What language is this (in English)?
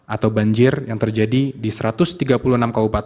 Indonesian